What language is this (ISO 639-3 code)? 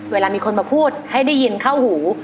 tha